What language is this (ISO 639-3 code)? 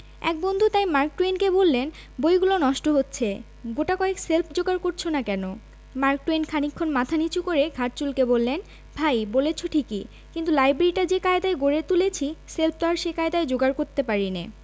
ben